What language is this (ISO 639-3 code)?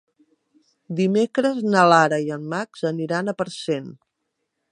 cat